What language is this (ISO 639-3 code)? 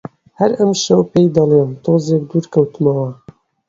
ckb